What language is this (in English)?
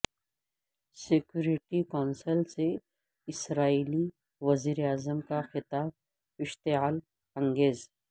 Urdu